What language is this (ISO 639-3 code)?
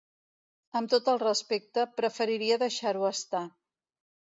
cat